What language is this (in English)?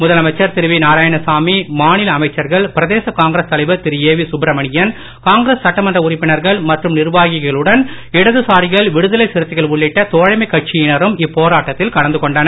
Tamil